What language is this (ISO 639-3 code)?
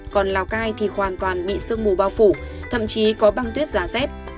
vie